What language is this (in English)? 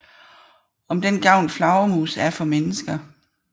Danish